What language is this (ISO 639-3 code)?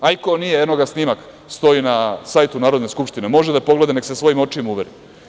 srp